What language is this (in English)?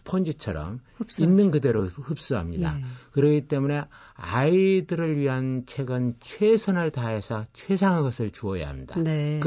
Korean